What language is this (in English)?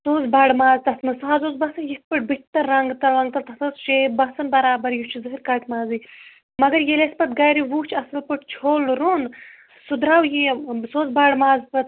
Kashmiri